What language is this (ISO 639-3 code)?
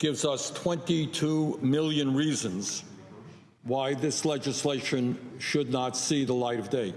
eng